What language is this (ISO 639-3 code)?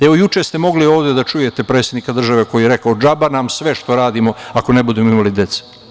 srp